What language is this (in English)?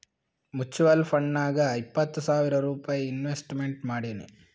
Kannada